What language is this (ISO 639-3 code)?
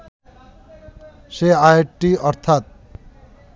ben